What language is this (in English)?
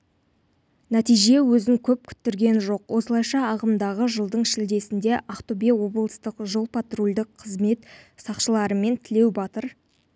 Kazakh